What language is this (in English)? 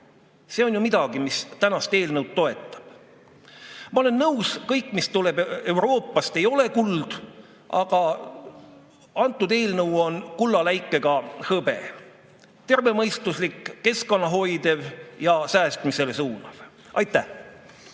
Estonian